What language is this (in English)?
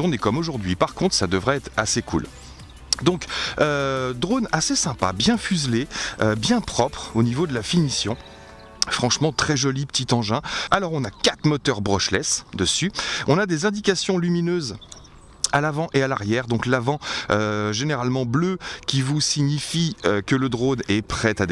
French